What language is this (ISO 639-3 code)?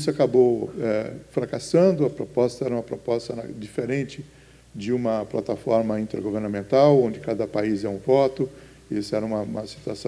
por